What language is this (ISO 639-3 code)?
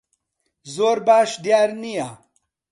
ckb